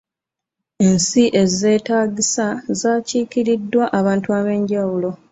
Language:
Ganda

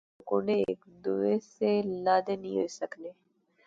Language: Pahari-Potwari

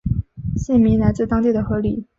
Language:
Chinese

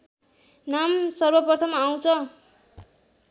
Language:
Nepali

